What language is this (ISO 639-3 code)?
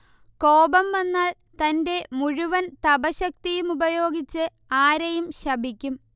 mal